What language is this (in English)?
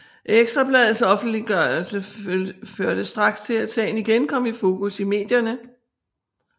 Danish